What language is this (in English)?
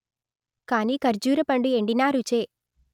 Telugu